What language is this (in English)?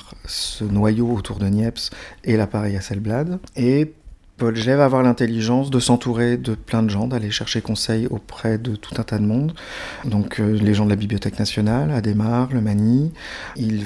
French